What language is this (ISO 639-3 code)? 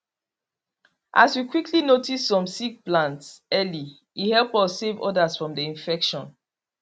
pcm